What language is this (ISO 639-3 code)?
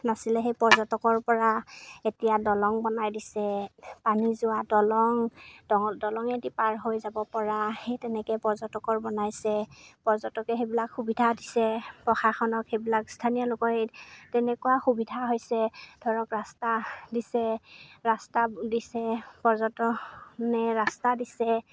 asm